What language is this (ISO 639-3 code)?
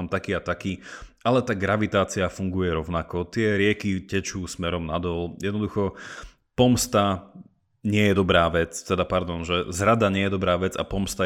slk